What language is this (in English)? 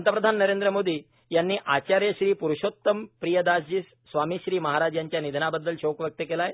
Marathi